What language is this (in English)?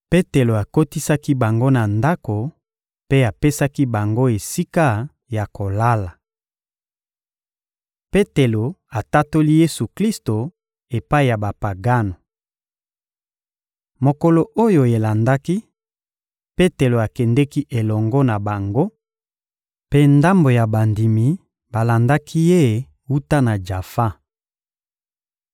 Lingala